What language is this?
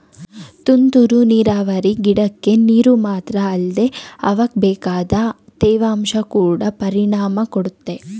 Kannada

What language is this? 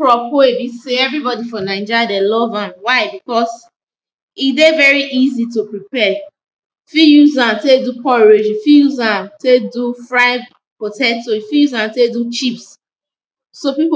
Nigerian Pidgin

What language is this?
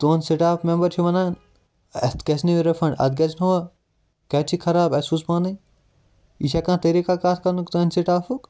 Kashmiri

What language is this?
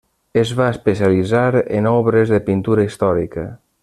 Catalan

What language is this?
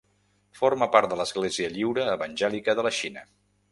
Catalan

